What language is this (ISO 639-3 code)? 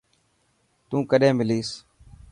mki